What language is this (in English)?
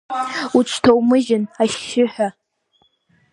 Abkhazian